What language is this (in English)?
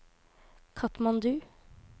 Norwegian